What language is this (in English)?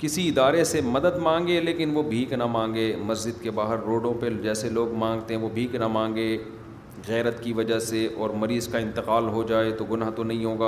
Urdu